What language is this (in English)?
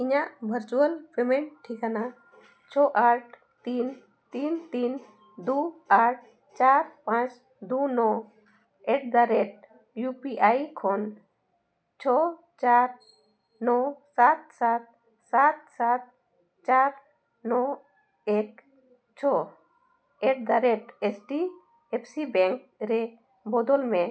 Santali